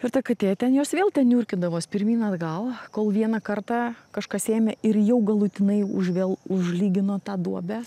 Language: Lithuanian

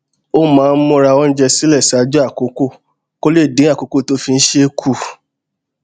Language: Yoruba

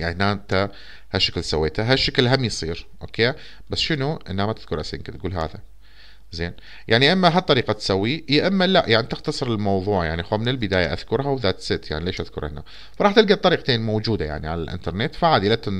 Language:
Arabic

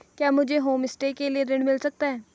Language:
Hindi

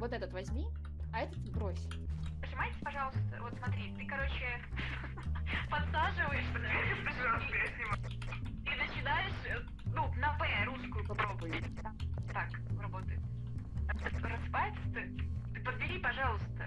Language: Russian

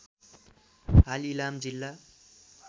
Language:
Nepali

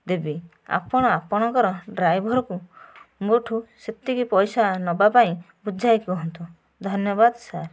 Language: Odia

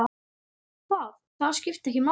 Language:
Icelandic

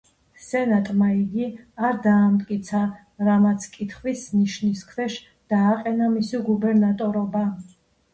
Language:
Georgian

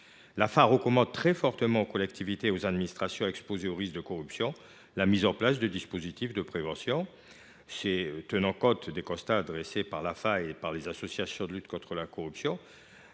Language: French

